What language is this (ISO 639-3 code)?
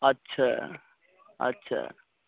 mai